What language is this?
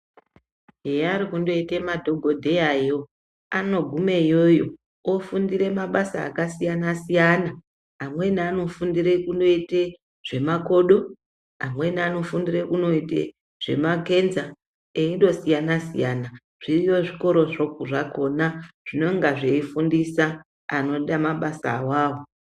Ndau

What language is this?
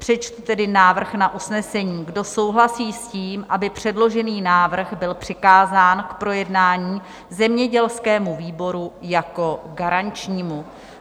Czech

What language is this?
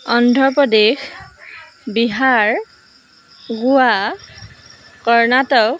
Assamese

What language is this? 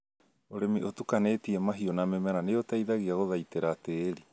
Kikuyu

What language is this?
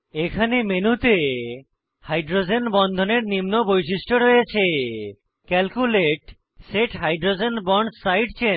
Bangla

